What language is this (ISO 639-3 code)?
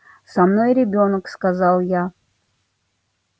rus